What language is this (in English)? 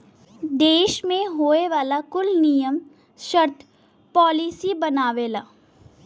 Bhojpuri